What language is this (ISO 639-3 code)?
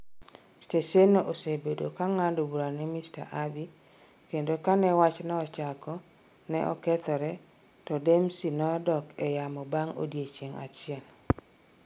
luo